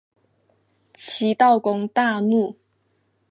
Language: Chinese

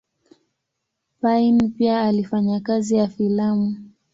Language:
Swahili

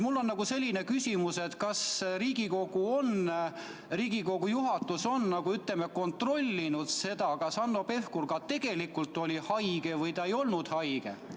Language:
Estonian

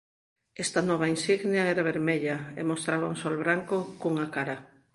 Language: Galician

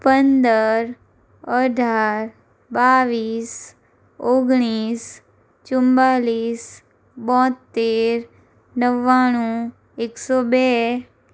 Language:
Gujarati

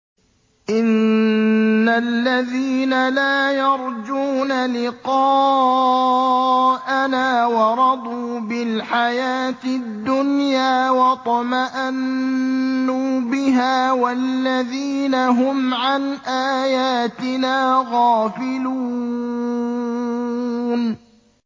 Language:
Arabic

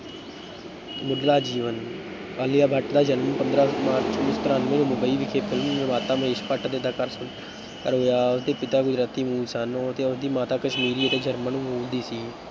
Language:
Punjabi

